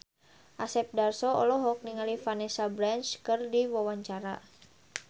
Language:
Sundanese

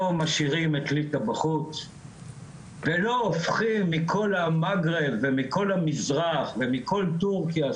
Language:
Hebrew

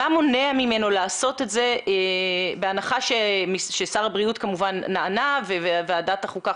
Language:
Hebrew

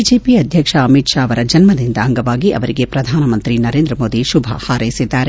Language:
Kannada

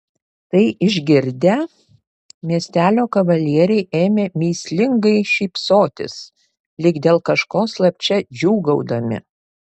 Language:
Lithuanian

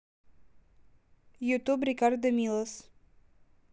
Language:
Russian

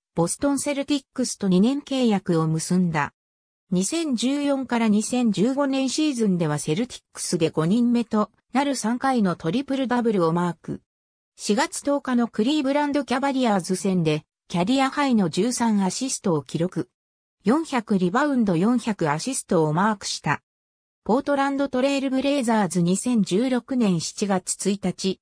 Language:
Japanese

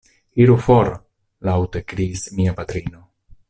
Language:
Esperanto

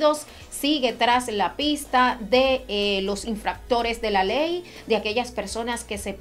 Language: Spanish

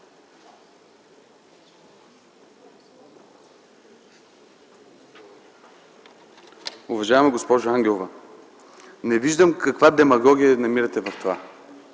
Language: Bulgarian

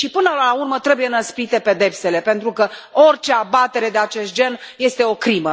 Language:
Romanian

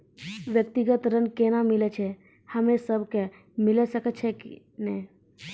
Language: Maithili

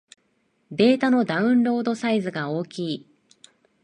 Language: Japanese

